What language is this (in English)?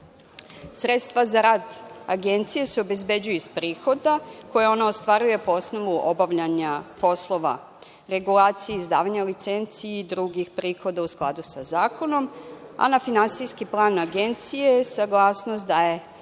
Serbian